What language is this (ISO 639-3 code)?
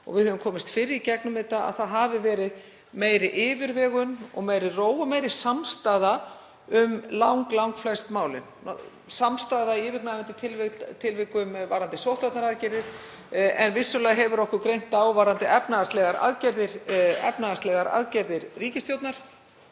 isl